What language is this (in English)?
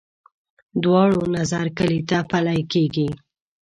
Pashto